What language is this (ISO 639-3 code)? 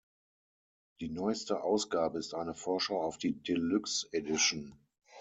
deu